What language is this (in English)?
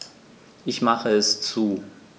German